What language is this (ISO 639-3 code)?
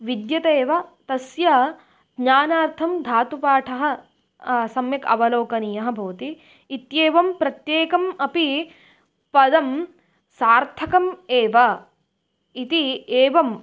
san